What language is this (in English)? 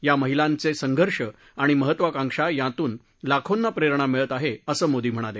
Marathi